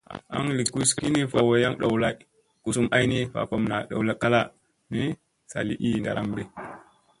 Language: Musey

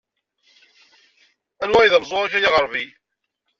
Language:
Kabyle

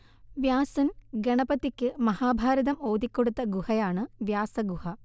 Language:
Malayalam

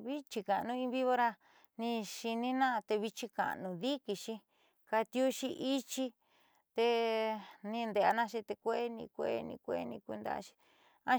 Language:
Southeastern Nochixtlán Mixtec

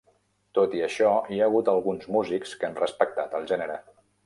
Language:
Catalan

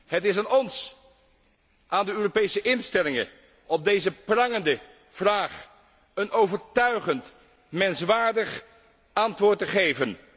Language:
Dutch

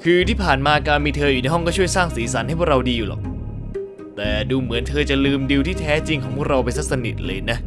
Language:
Thai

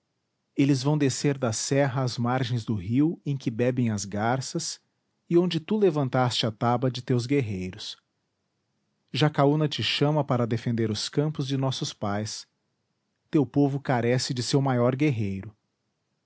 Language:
Portuguese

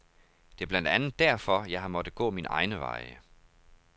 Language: Danish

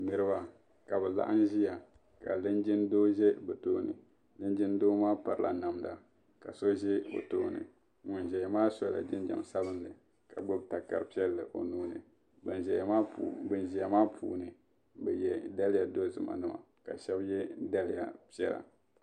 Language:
Dagbani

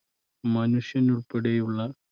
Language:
Malayalam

